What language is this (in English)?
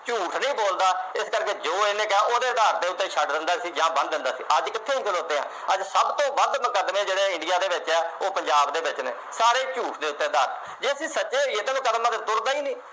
Punjabi